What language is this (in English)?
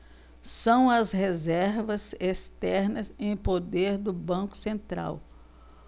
Portuguese